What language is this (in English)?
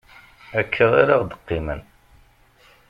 Kabyle